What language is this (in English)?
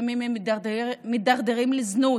Hebrew